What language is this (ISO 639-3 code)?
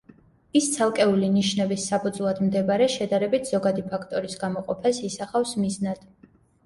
kat